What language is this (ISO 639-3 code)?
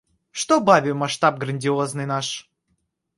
rus